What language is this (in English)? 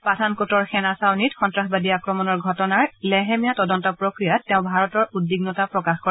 Assamese